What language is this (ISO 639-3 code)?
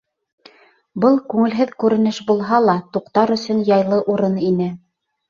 bak